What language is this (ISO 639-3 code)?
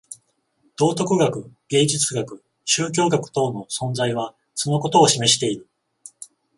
jpn